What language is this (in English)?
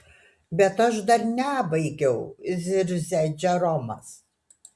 Lithuanian